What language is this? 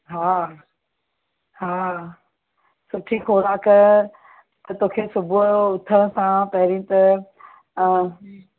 Sindhi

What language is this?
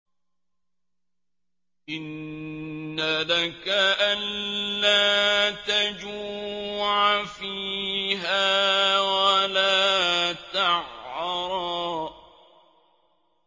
Arabic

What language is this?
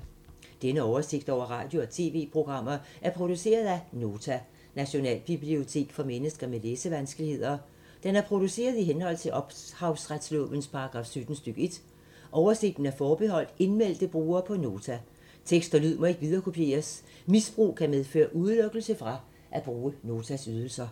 Danish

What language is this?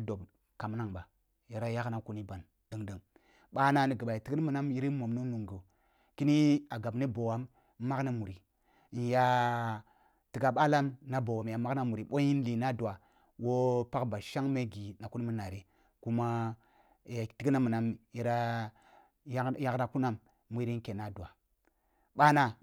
Kulung (Nigeria)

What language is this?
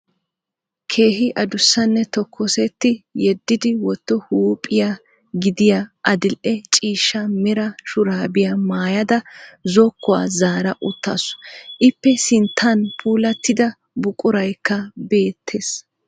Wolaytta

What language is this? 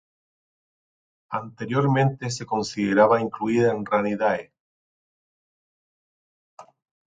Spanish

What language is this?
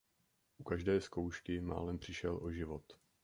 Czech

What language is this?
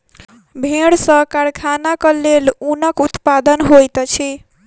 Maithili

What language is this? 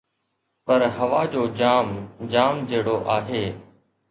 Sindhi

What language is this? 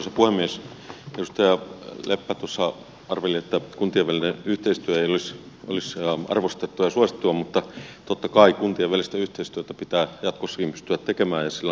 Finnish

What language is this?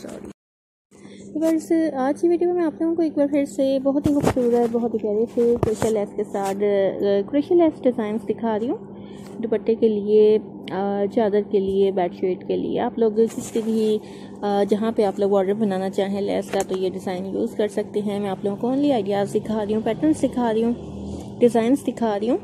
Hindi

